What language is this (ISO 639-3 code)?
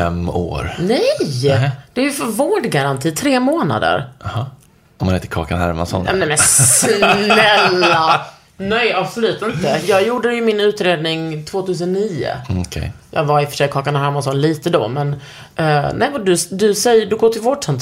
swe